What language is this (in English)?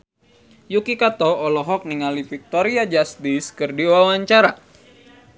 Sundanese